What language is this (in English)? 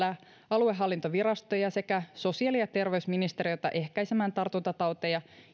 Finnish